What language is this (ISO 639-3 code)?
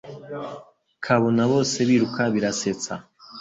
kin